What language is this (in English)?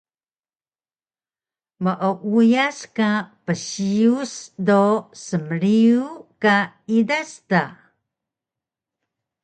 Taroko